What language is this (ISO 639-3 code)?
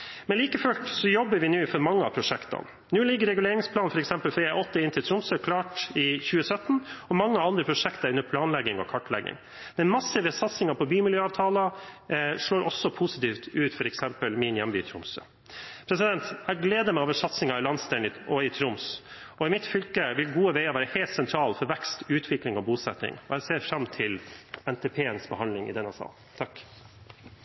nob